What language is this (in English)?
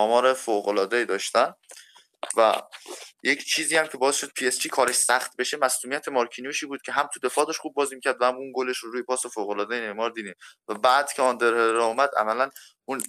Persian